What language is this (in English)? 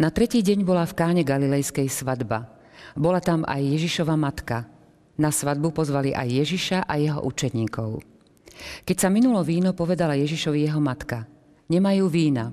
Slovak